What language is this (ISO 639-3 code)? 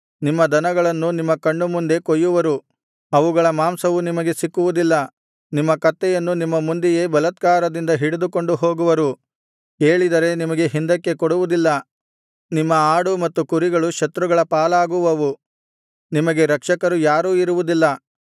kan